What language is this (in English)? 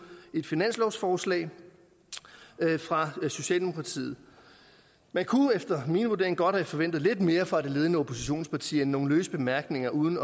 Danish